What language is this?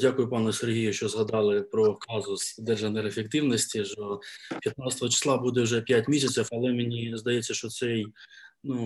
Ukrainian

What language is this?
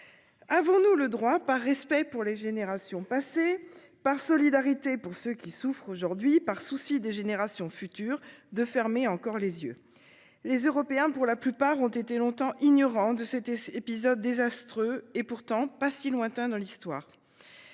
French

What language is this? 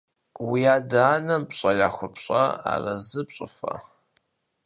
Kabardian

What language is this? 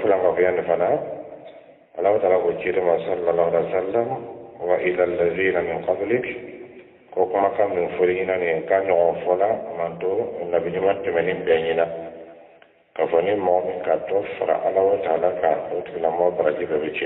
Arabic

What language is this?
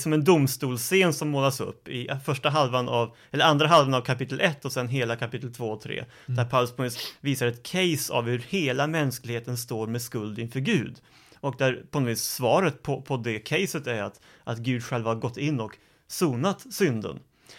Swedish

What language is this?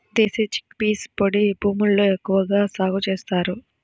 Telugu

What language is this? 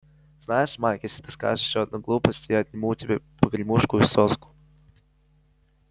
Russian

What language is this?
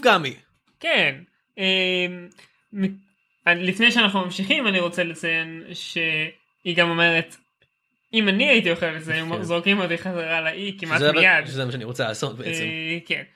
Hebrew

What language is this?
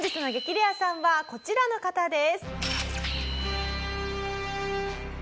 Japanese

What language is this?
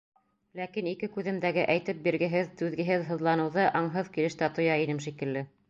Bashkir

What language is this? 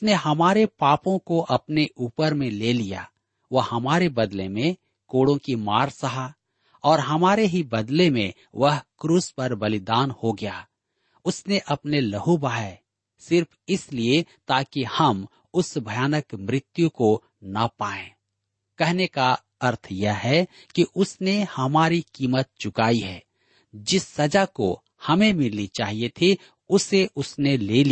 Hindi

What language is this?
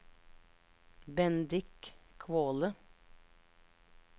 Norwegian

